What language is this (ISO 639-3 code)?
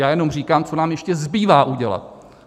ces